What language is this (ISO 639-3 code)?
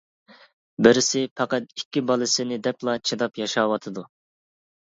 uig